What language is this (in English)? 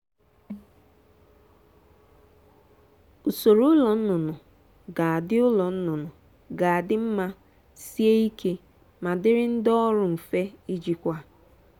Igbo